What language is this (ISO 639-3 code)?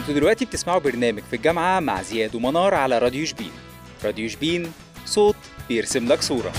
ara